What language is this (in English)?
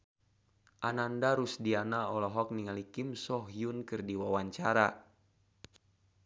Sundanese